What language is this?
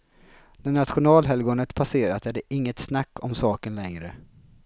Swedish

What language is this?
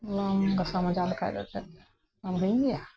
Santali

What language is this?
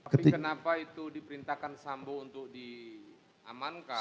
Indonesian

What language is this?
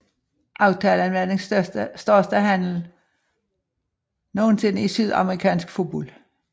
Danish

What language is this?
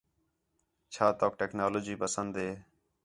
Khetrani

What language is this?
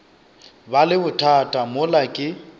Northern Sotho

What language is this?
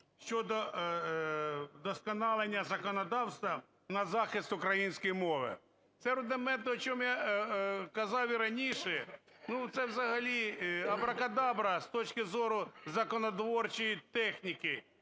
Ukrainian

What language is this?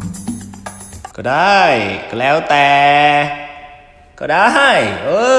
Thai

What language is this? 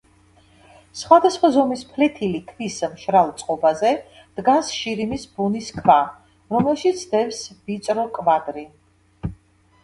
Georgian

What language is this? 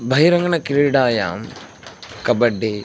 Sanskrit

